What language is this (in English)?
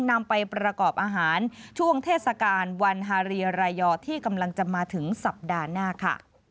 Thai